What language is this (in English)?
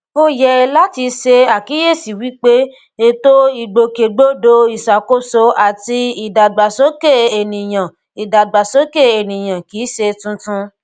Yoruba